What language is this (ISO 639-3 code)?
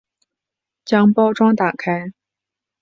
zho